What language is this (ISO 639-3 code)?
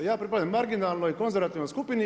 hrv